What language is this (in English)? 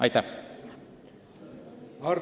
Estonian